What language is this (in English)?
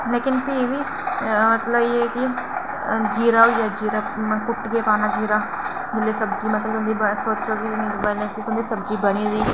Dogri